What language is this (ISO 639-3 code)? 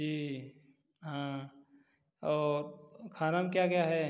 hin